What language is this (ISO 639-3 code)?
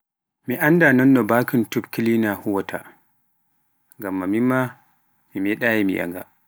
fuf